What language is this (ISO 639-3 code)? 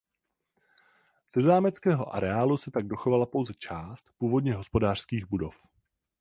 ces